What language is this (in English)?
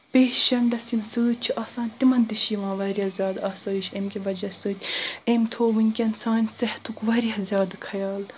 Kashmiri